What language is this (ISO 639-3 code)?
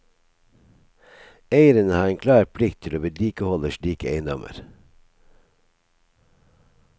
nor